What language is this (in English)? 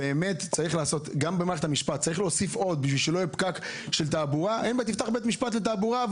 Hebrew